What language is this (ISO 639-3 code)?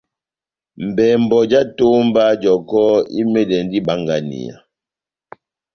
bnm